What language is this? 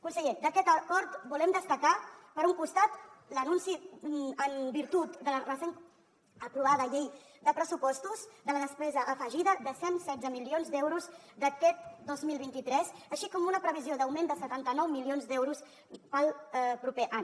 Catalan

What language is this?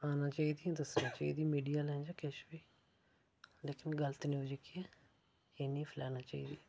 Dogri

